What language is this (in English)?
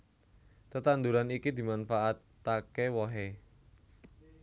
Javanese